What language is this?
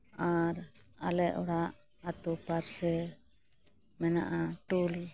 Santali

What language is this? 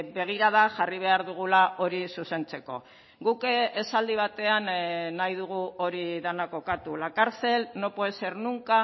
Basque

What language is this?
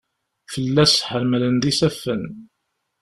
Kabyle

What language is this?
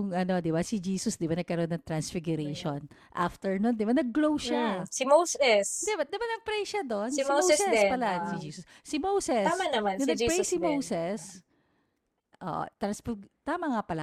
Filipino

